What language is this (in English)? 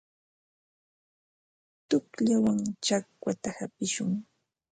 Ambo-Pasco Quechua